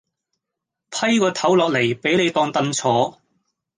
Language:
Cantonese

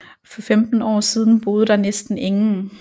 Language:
Danish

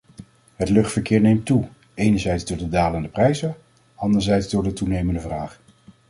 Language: Dutch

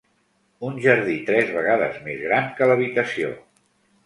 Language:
Catalan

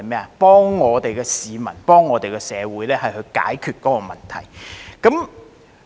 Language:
Cantonese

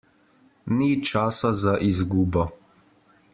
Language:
Slovenian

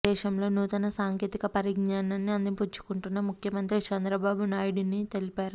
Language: Telugu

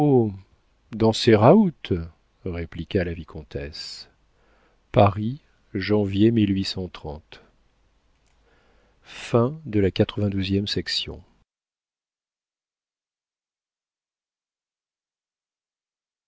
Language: French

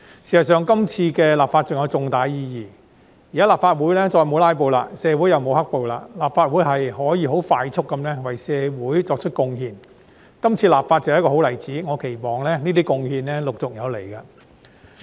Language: Cantonese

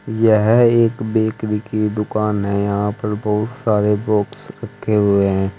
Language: Hindi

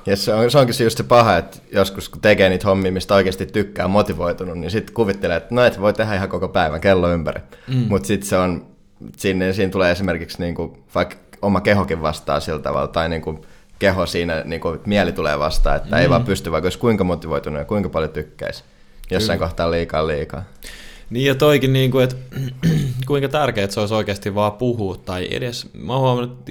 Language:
Finnish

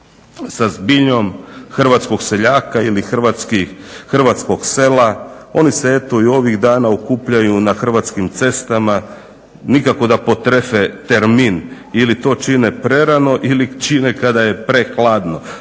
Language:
Croatian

